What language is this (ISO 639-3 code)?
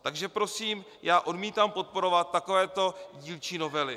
ces